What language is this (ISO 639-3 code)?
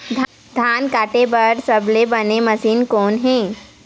hne